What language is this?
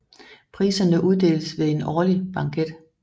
Danish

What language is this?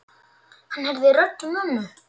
Icelandic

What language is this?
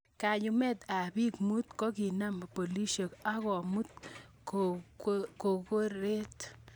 Kalenjin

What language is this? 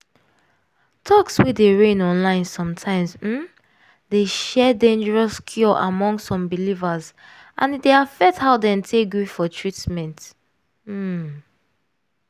Nigerian Pidgin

